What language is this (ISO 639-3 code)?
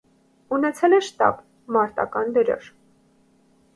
hye